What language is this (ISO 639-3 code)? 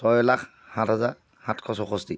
asm